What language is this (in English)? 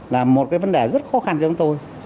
Vietnamese